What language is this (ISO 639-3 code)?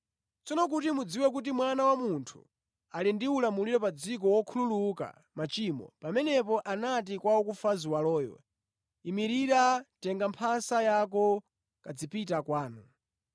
nya